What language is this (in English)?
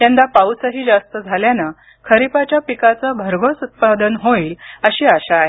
Marathi